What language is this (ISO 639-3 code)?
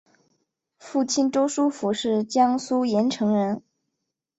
zho